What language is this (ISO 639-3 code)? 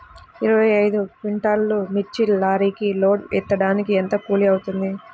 tel